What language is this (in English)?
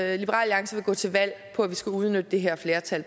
Danish